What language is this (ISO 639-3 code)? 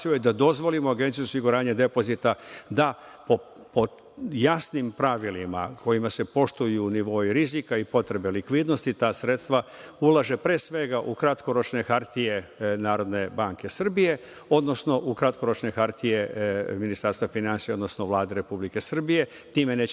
srp